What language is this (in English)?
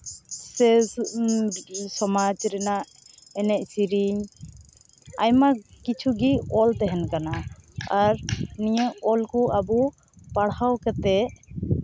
Santali